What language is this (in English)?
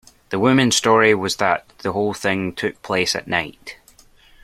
English